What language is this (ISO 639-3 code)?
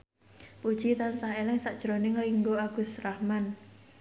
jav